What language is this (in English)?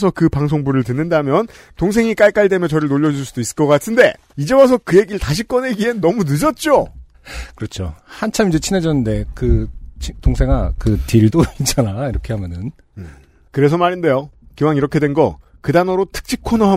Korean